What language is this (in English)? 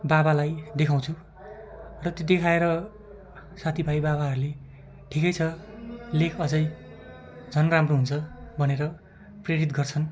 Nepali